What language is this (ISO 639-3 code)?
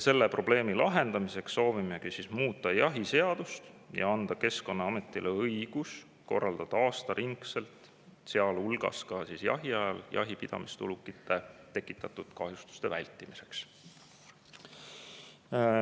est